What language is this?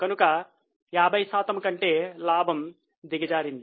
Telugu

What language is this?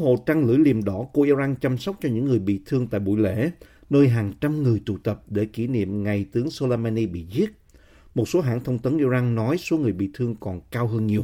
Vietnamese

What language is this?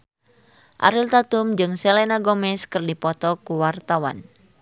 Sundanese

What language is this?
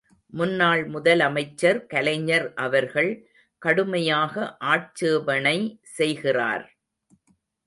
Tamil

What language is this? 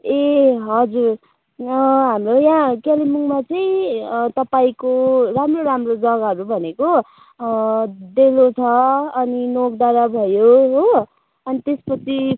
Nepali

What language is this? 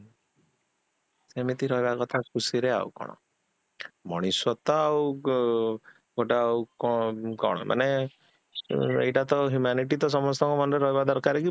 Odia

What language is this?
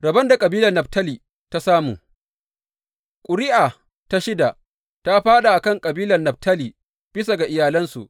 Hausa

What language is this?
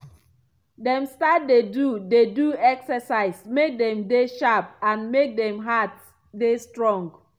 Nigerian Pidgin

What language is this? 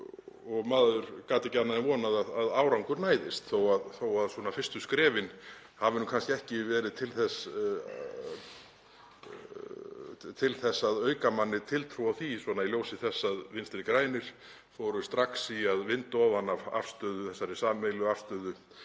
Icelandic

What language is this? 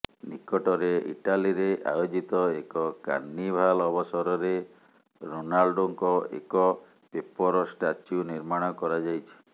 Odia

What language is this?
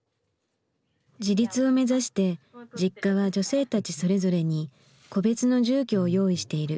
Japanese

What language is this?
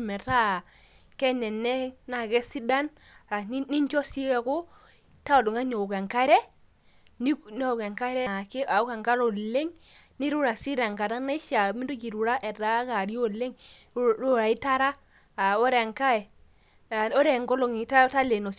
Masai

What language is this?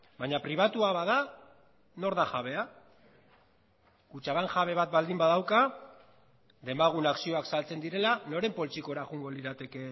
Basque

